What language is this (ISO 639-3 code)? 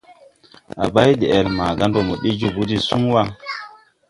tui